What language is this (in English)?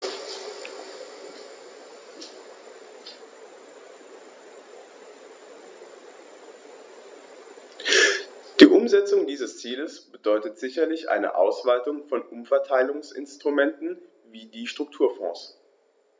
German